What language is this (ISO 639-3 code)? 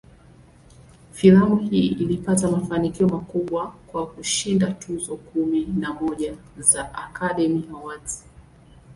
swa